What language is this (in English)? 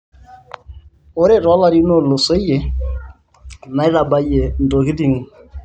Masai